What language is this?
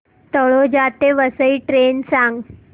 Marathi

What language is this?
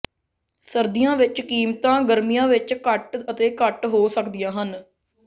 Punjabi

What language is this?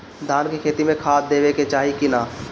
Bhojpuri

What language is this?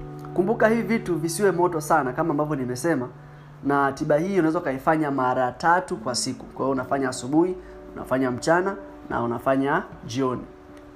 Swahili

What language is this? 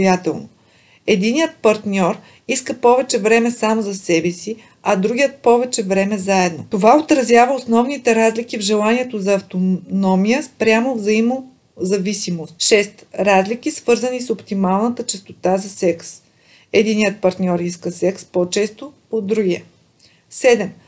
Bulgarian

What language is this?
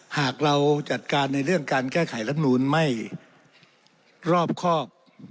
Thai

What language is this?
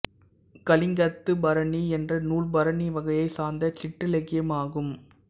Tamil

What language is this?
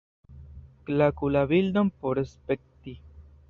Esperanto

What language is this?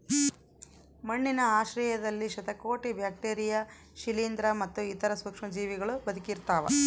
Kannada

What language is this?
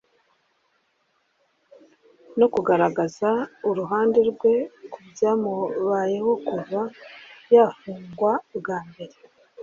Kinyarwanda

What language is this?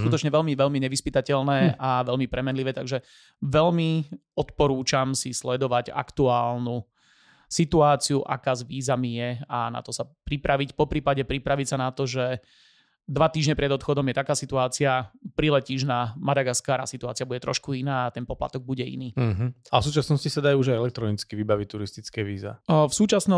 Slovak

